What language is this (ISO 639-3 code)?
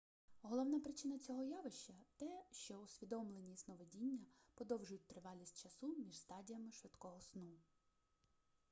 ukr